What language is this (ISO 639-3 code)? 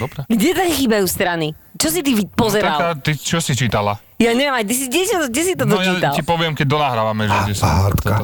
slk